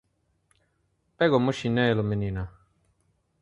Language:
Portuguese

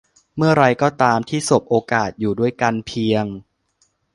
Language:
Thai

